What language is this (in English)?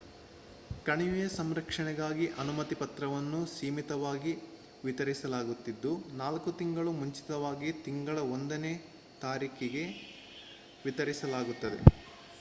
Kannada